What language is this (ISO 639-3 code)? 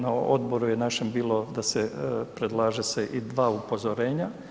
hrv